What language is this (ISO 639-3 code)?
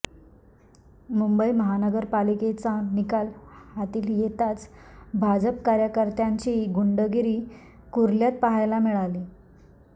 mar